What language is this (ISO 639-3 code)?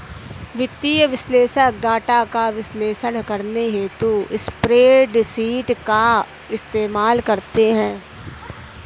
hin